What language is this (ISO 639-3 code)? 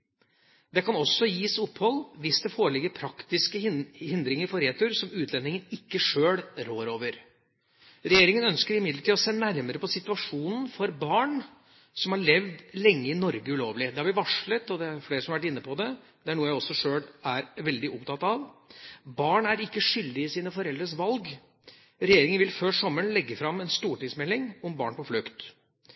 nob